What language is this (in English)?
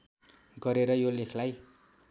Nepali